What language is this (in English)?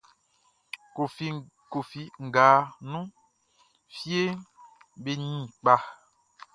Baoulé